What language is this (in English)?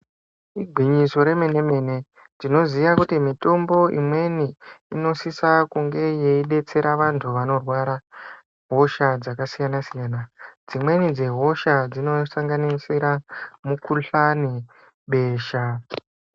Ndau